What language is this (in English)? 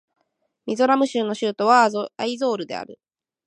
Japanese